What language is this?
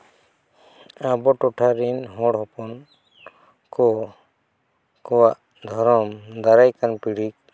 Santali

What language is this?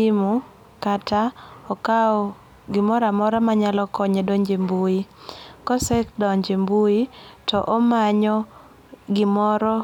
Luo (Kenya and Tanzania)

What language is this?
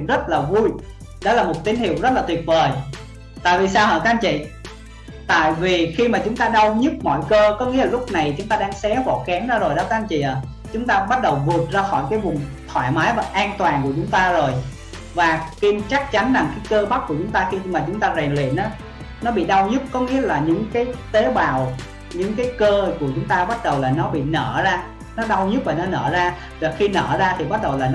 Vietnamese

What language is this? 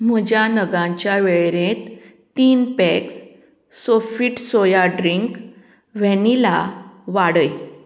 Konkani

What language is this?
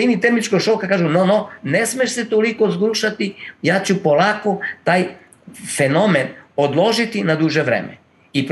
Croatian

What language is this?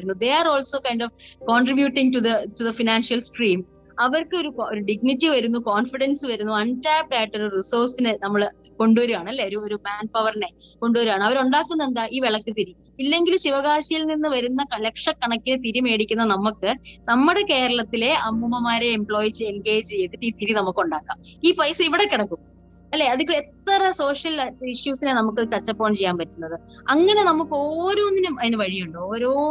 Malayalam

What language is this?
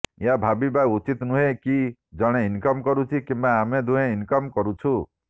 Odia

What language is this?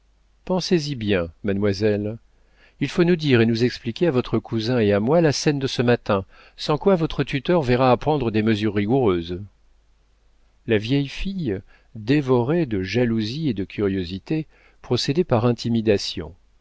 French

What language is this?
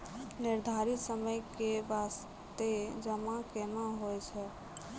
Maithili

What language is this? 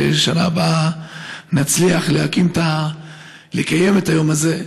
Hebrew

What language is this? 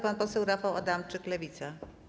Polish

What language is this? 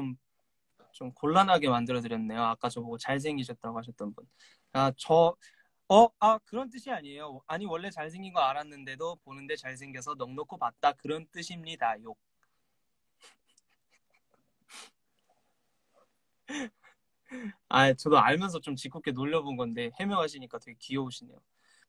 Korean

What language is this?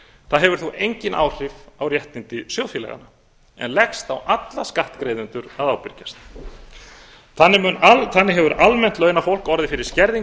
Icelandic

